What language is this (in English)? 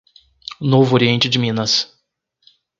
Portuguese